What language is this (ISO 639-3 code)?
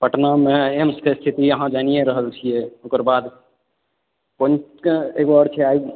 mai